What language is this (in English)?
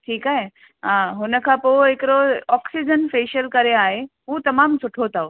Sindhi